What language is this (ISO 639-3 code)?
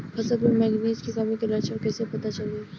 bho